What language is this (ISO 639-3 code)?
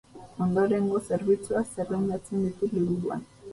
eus